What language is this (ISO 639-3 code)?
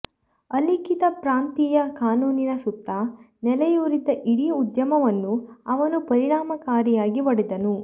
kan